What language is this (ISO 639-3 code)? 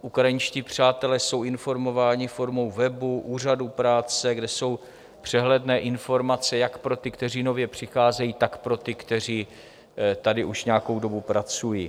ces